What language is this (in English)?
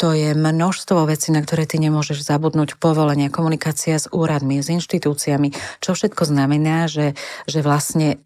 Slovak